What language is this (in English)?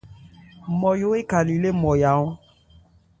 Ebrié